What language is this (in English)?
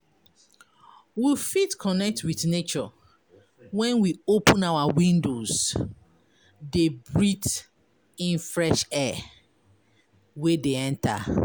Nigerian Pidgin